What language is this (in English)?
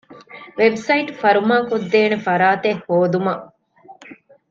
Divehi